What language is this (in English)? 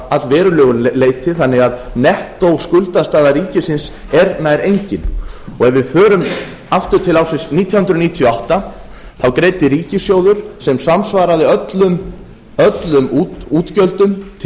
Icelandic